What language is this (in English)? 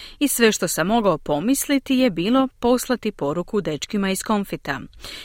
Croatian